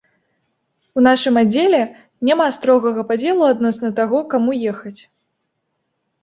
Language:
Belarusian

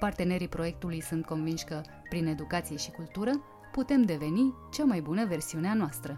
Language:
Romanian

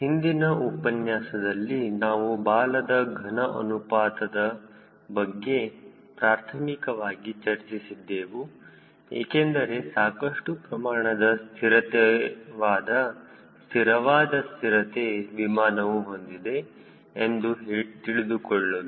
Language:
Kannada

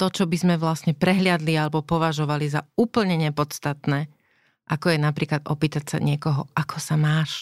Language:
Slovak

